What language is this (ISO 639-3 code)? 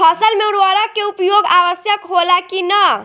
bho